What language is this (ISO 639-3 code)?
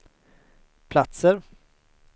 swe